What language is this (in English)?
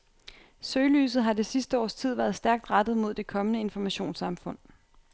Danish